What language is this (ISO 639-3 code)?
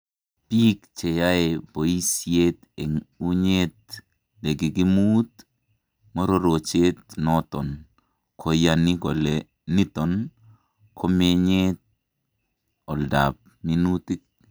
kln